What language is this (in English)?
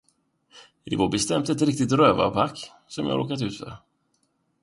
Swedish